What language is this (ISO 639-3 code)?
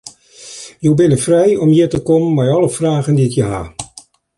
fry